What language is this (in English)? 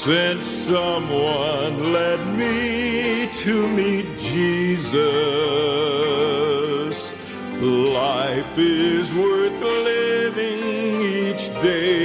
Filipino